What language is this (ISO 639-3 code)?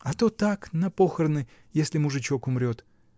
rus